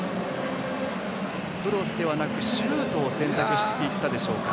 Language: Japanese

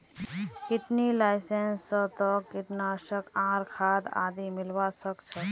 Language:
Magahi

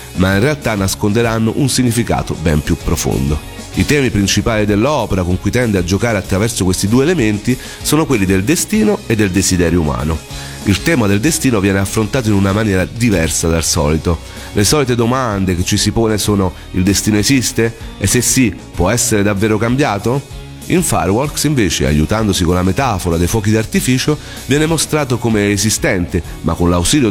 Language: Italian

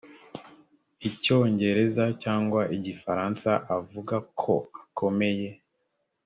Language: Kinyarwanda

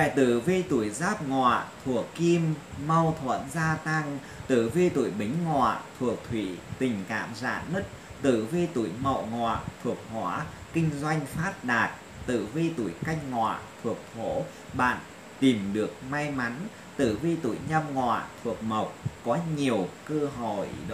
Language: Vietnamese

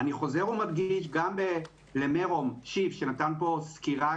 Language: Hebrew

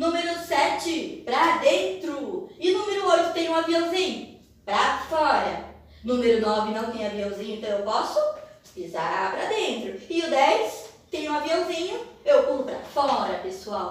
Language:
Portuguese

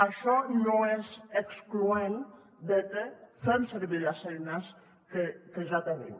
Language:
Catalan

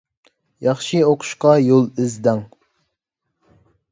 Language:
Uyghur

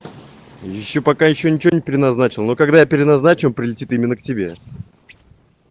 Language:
Russian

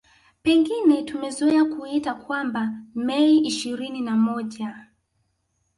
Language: Swahili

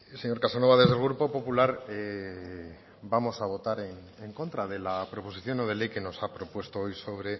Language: Spanish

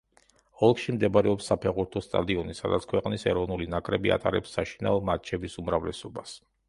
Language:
Georgian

